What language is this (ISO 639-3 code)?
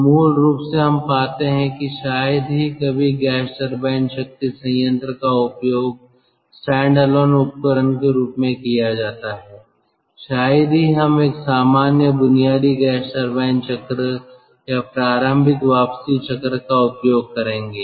hin